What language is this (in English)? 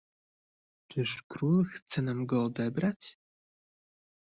Polish